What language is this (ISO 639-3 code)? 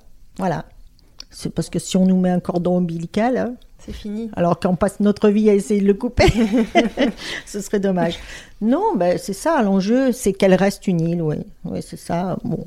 fra